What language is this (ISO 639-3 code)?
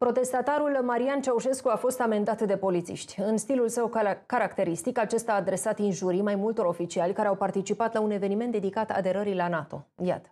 ron